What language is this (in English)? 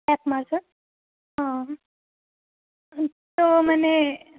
Assamese